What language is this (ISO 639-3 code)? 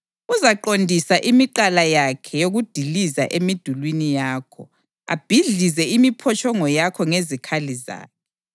nde